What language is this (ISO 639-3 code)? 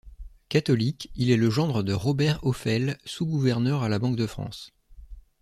fra